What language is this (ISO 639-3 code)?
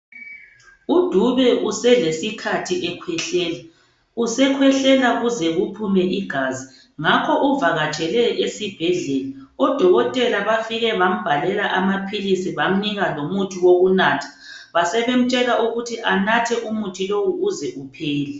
nde